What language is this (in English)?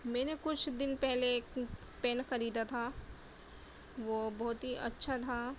Urdu